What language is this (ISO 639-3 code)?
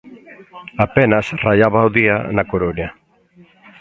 glg